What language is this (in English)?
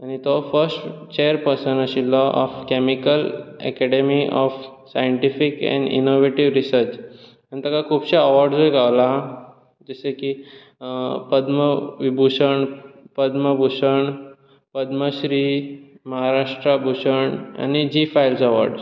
Konkani